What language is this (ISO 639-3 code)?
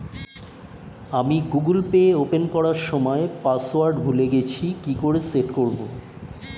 ben